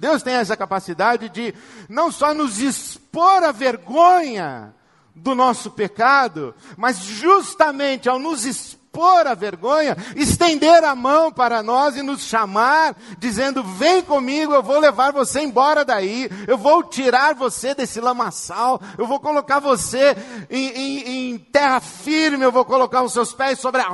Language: Portuguese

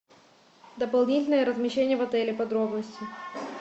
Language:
Russian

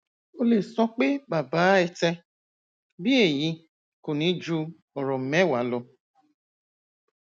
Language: Yoruba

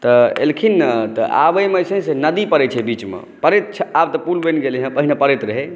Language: Maithili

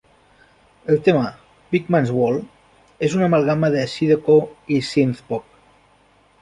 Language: Catalan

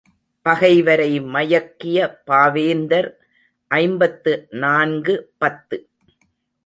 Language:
Tamil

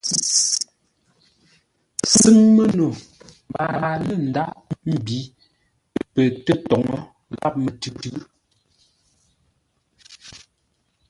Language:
Ngombale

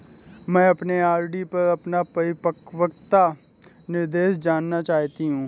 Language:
Hindi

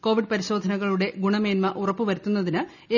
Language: Malayalam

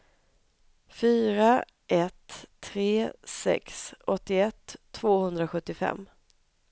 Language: Swedish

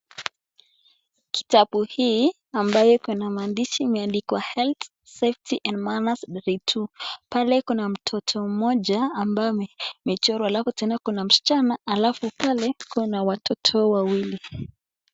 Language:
Swahili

